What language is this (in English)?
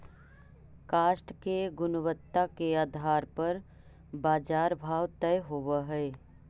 Magahi